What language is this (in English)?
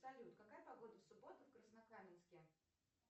Russian